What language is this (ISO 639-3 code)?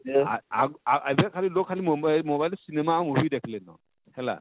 ori